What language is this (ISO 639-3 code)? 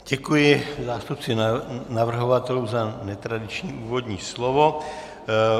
ces